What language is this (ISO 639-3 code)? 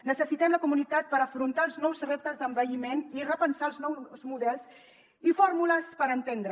cat